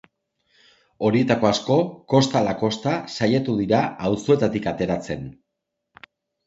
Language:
Basque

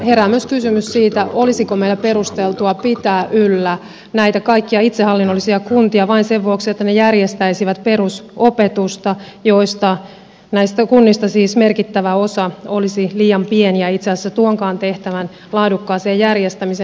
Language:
Finnish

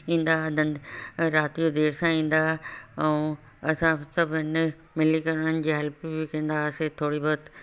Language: Sindhi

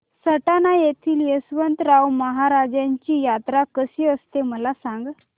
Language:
Marathi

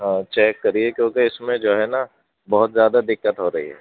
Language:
Urdu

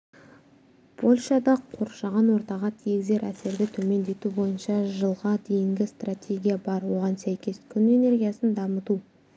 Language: Kazakh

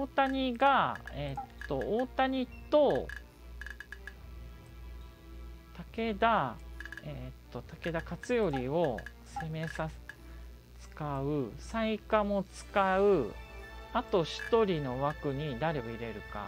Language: Japanese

